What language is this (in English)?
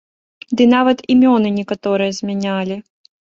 Belarusian